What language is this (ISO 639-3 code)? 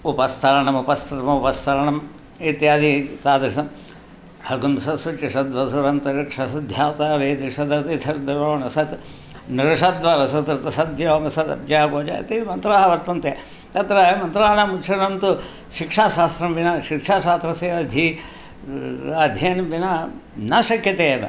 san